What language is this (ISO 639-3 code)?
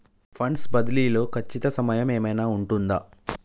tel